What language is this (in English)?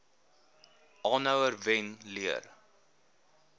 Afrikaans